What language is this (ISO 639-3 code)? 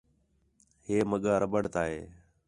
xhe